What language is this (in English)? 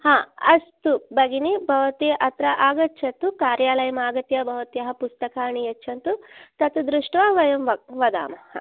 Sanskrit